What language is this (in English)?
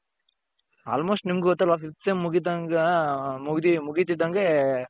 Kannada